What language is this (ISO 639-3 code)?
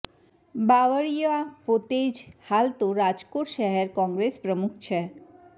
guj